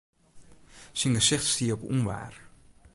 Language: Western Frisian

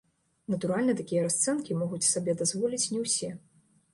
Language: Belarusian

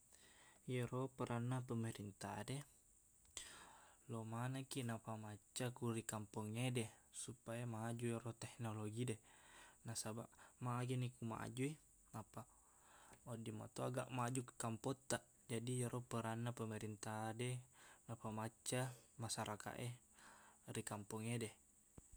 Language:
Buginese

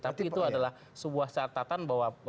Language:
Indonesian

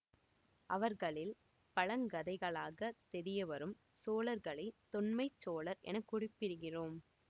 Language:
Tamil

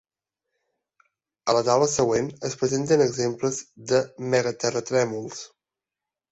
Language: Catalan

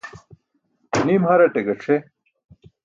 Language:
Burushaski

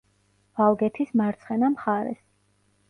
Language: Georgian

